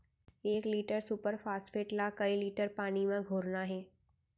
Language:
Chhattisgarhi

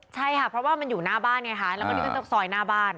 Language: Thai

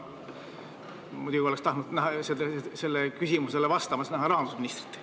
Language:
Estonian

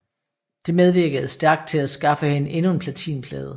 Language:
Danish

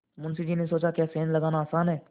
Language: Hindi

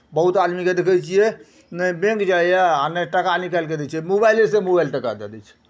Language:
Maithili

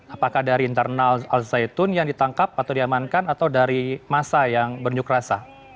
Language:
Indonesian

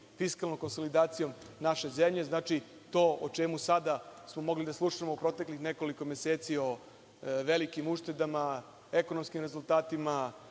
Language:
Serbian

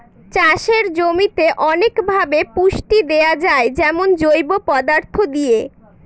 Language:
Bangla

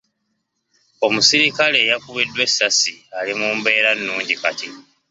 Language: Ganda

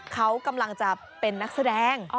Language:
Thai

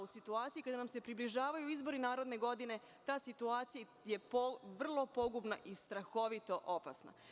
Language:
Serbian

